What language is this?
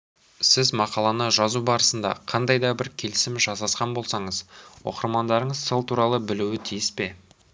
Kazakh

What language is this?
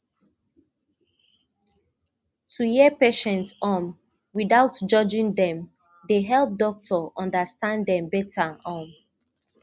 Nigerian Pidgin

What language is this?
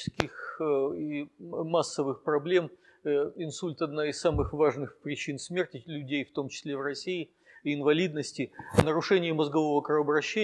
Russian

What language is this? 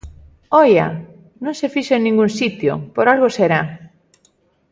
Galician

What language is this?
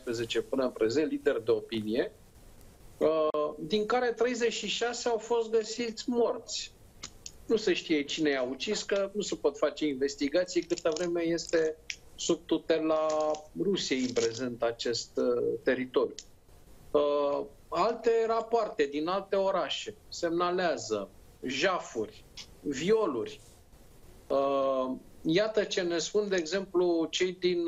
Romanian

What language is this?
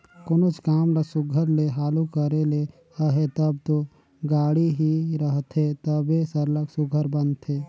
Chhattisgarhi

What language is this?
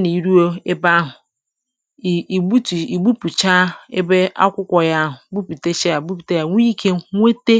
Igbo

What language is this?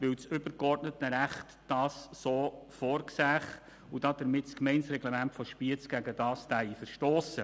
Swiss German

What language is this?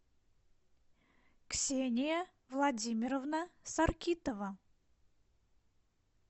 Russian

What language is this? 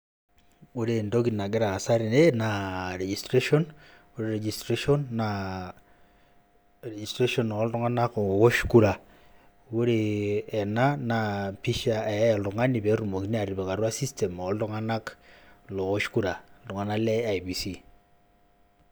Masai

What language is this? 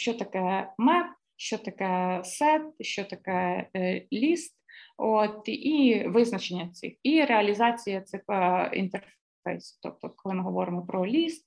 Ukrainian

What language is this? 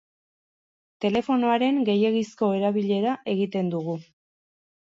Basque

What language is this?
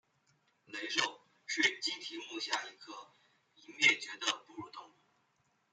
Chinese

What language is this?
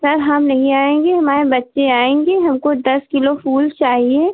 Hindi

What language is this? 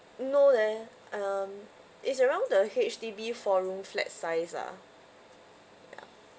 English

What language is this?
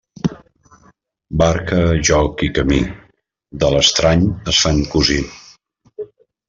Catalan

